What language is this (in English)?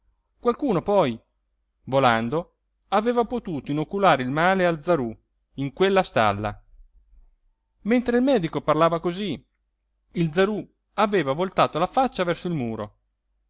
Italian